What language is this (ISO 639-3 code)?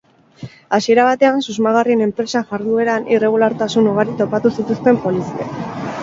eus